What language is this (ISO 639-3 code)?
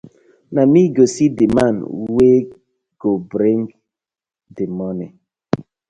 pcm